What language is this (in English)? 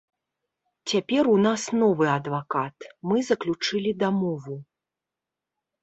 Belarusian